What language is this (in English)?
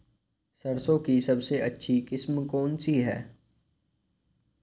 Hindi